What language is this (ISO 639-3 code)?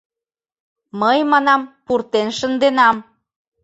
chm